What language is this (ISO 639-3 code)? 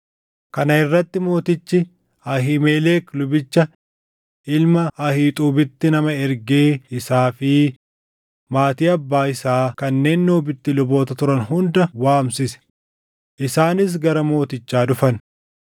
orm